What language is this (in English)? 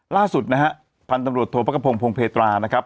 Thai